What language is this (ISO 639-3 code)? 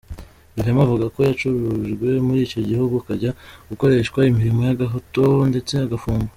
kin